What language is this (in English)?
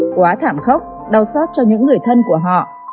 Vietnamese